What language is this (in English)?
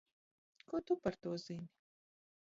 Latvian